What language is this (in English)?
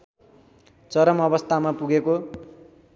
Nepali